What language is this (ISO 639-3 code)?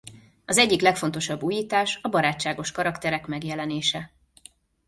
hun